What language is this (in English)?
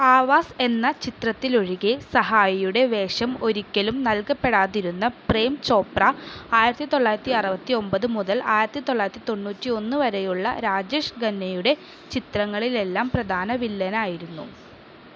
Malayalam